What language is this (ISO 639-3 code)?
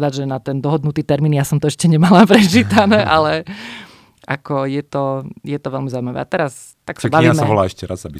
slk